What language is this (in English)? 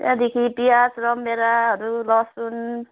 Nepali